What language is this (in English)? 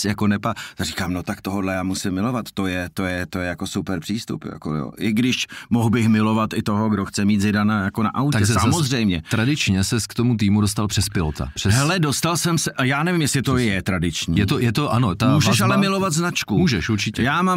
Czech